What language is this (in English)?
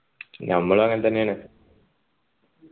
Malayalam